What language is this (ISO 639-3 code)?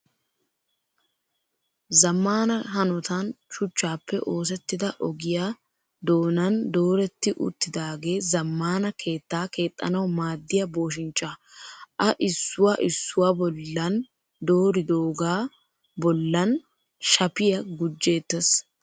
wal